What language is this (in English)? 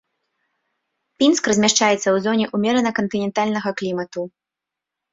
Belarusian